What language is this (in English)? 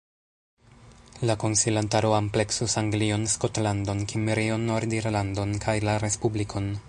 Esperanto